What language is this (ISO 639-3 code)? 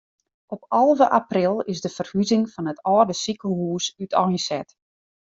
fry